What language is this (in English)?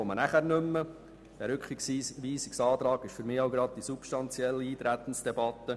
Swiss German